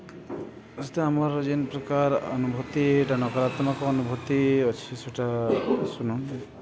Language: Odia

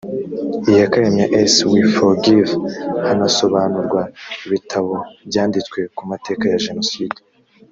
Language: Kinyarwanda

